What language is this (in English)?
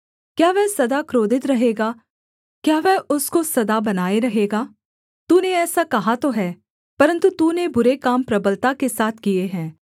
Hindi